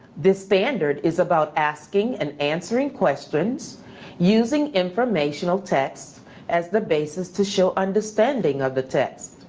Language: English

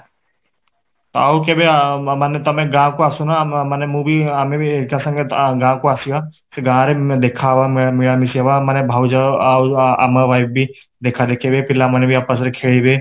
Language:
Odia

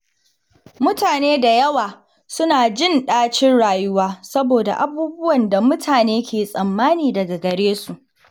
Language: Hausa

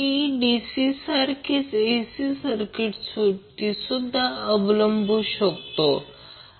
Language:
Marathi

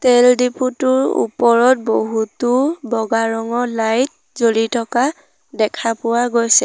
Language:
Assamese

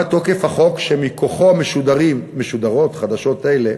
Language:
Hebrew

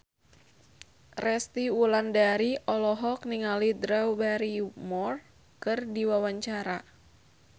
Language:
Sundanese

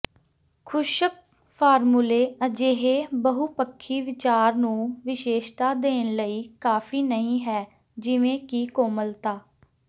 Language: Punjabi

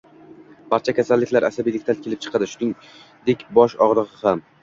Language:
Uzbek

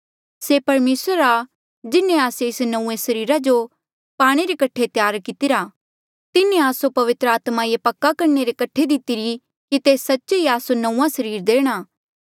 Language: Mandeali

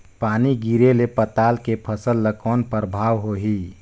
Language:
Chhattisgarhi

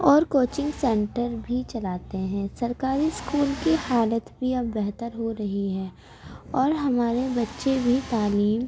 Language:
Urdu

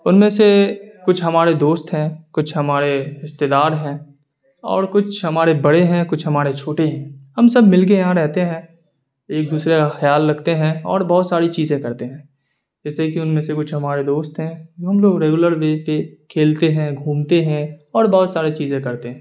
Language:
Urdu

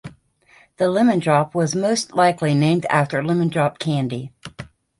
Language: English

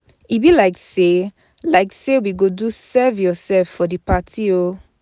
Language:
Nigerian Pidgin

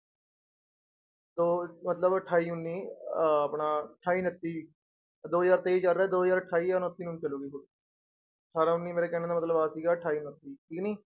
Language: Punjabi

